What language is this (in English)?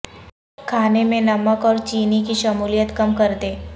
Urdu